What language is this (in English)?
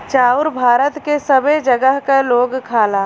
Bhojpuri